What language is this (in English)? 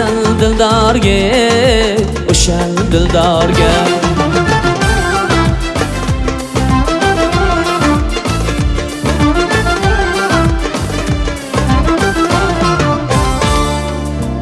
Uzbek